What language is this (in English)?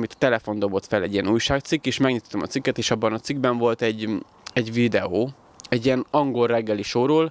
Hungarian